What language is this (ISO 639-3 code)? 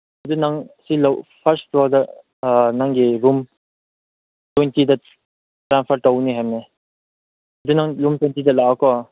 mni